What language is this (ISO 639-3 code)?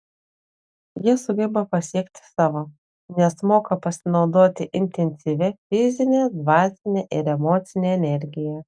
lit